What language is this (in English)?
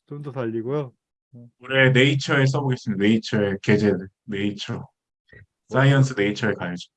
Korean